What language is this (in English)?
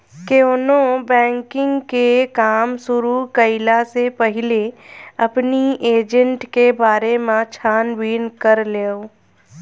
Bhojpuri